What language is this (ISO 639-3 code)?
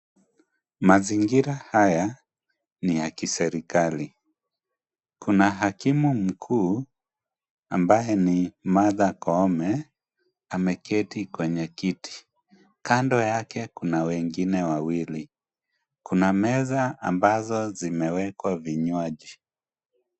swa